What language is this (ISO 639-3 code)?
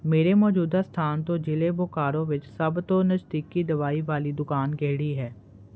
pan